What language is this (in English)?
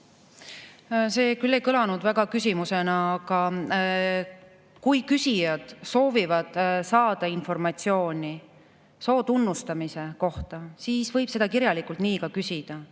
Estonian